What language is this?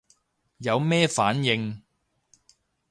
Cantonese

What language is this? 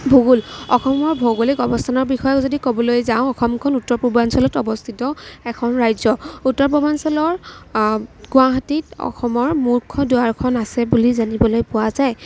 Assamese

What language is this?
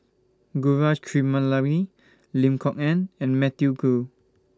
English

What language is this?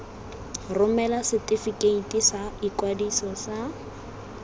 Tswana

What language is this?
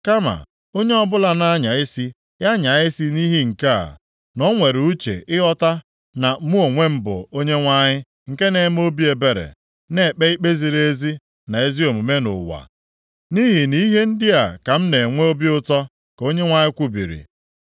Igbo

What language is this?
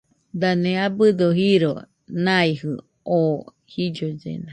Nüpode Huitoto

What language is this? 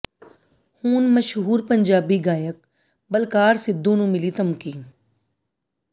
Punjabi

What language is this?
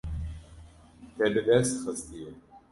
Kurdish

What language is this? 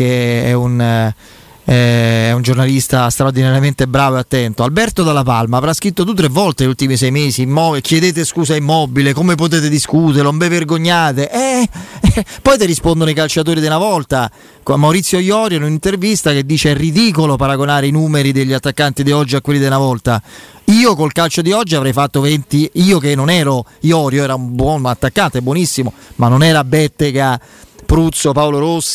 Italian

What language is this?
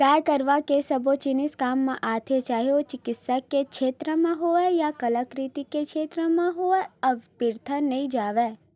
Chhattisgarhi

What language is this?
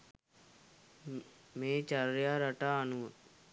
Sinhala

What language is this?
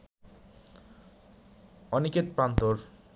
Bangla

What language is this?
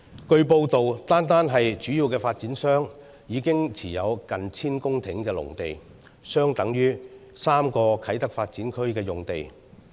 Cantonese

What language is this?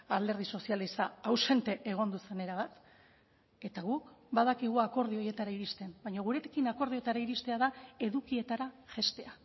Basque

